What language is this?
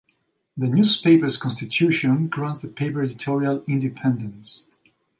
English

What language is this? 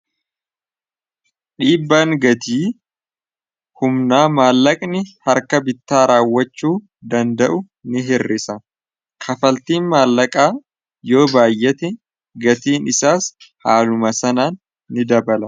Oromo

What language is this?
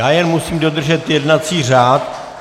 Czech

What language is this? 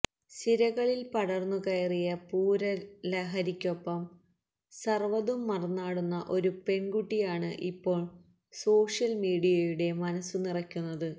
Malayalam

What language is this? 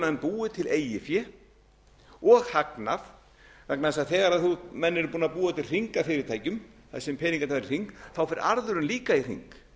Icelandic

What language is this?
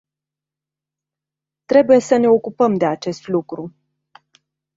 Romanian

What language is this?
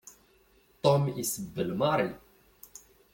Kabyle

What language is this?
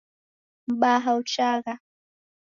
Taita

